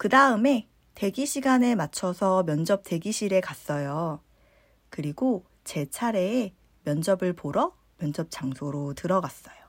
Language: Korean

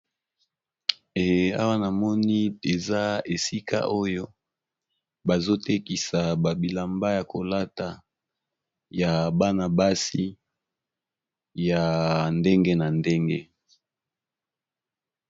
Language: Lingala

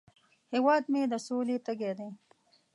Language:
Pashto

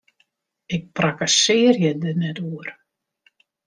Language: Western Frisian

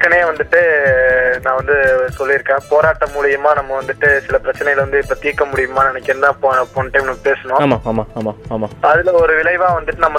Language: Tamil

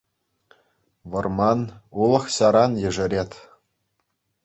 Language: Chuvash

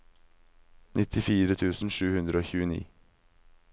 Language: Norwegian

